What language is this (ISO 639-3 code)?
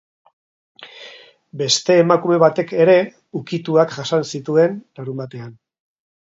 eus